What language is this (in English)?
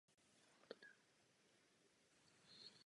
Czech